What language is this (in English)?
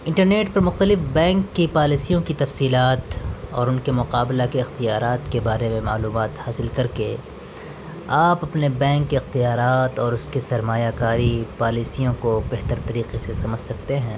Urdu